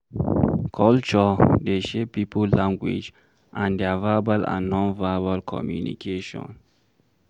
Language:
Nigerian Pidgin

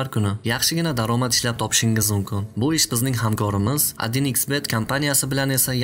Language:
Turkish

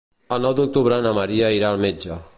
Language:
Catalan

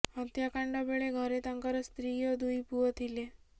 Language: Odia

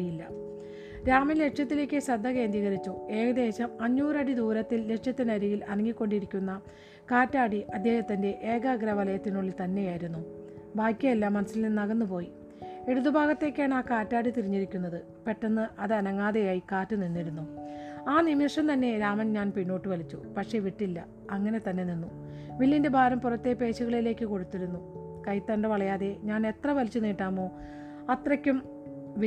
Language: Malayalam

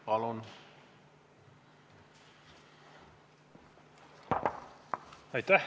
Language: Estonian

